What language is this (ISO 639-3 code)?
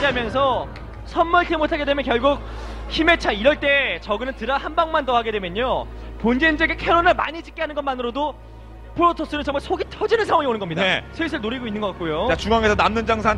kor